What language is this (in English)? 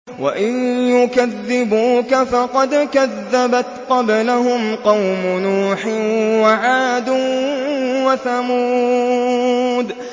Arabic